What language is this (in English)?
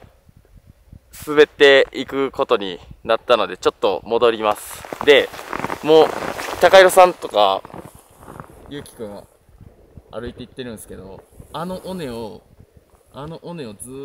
Japanese